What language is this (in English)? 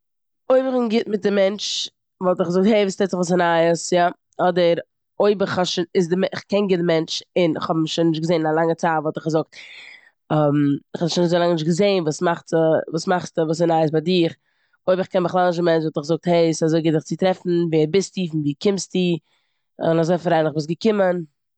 Yiddish